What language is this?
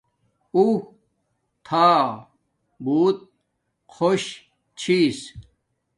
Domaaki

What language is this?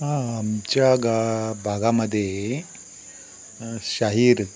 Marathi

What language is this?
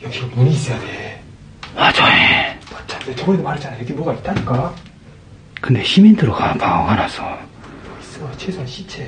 Korean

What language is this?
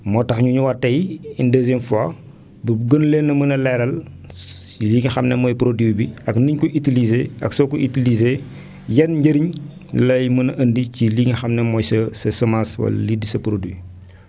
Wolof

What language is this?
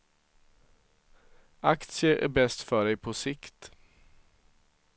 Swedish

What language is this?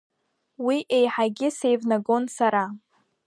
Abkhazian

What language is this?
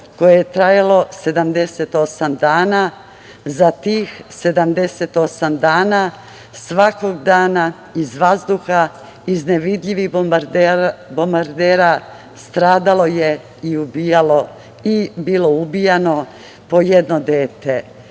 Serbian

